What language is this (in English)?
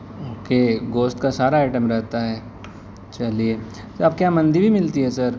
Urdu